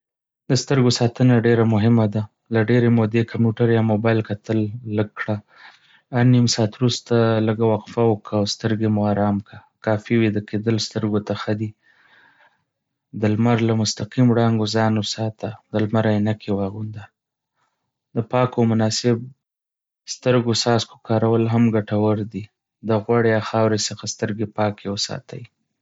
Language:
Pashto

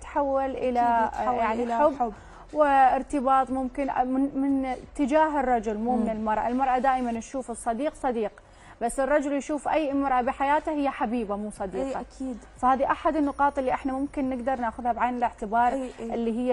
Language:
Arabic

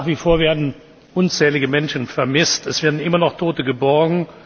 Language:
German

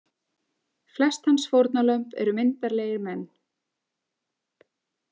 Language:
Icelandic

